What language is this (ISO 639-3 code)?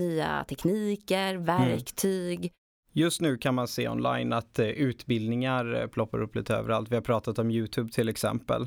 swe